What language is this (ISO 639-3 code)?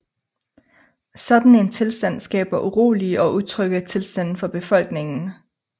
dan